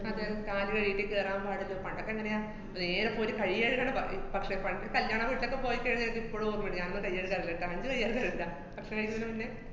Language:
Malayalam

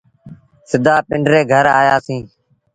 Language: Sindhi Bhil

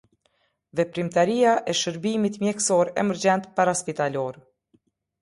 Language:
Albanian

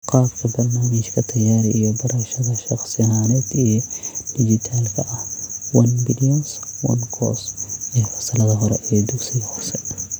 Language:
Somali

